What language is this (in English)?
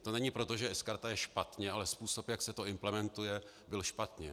Czech